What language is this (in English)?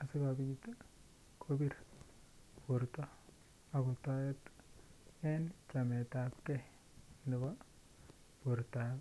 Kalenjin